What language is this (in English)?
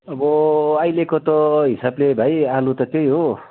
Nepali